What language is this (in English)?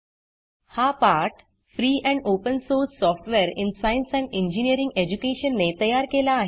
Marathi